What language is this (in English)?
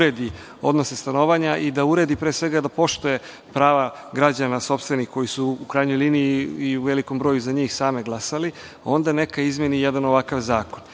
Serbian